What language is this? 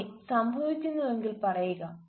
Malayalam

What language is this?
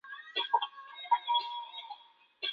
Chinese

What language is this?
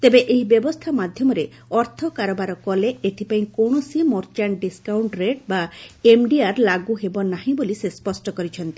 Odia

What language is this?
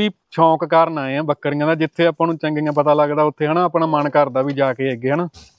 Punjabi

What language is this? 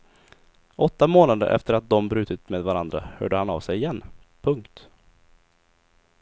Swedish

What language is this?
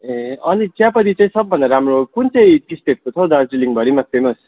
Nepali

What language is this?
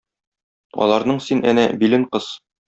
Tatar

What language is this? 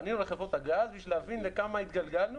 Hebrew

